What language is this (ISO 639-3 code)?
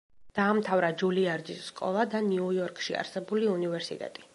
kat